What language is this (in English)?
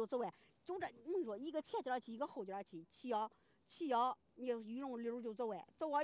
Chinese